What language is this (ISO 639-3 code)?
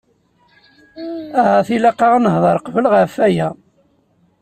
kab